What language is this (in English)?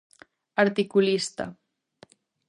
Galician